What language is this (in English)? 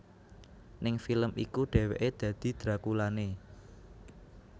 Javanese